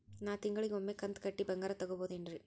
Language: Kannada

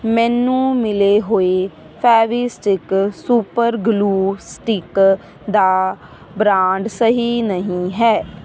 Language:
Punjabi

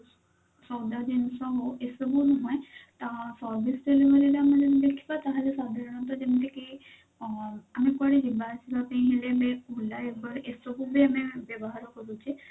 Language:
Odia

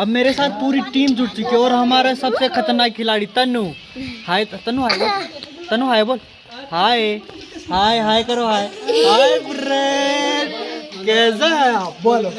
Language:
Hindi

